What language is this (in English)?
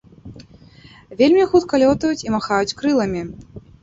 Belarusian